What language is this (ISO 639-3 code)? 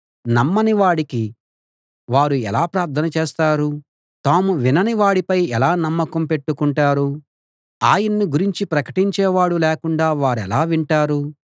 tel